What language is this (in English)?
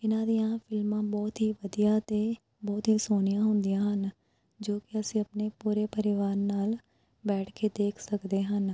Punjabi